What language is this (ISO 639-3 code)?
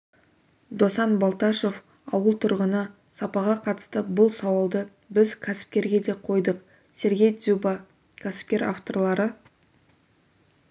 kaz